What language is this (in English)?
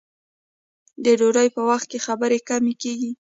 Pashto